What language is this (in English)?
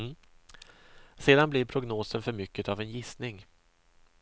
Swedish